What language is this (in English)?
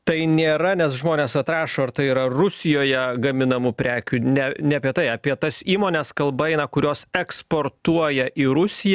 Lithuanian